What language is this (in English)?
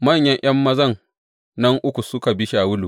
Hausa